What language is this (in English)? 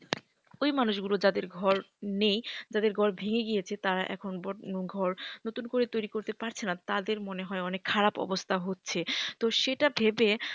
Bangla